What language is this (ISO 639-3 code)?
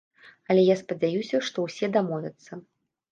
bel